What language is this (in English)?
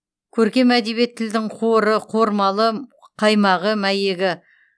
Kazakh